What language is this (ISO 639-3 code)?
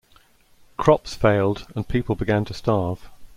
eng